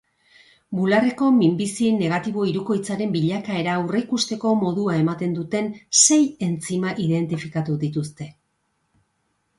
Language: Basque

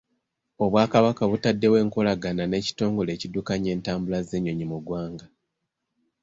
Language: Ganda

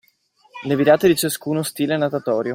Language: Italian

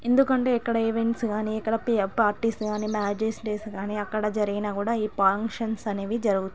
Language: Telugu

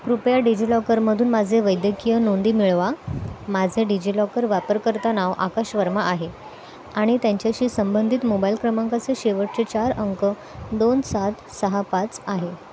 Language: Marathi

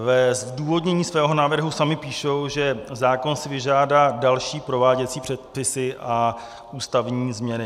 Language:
Czech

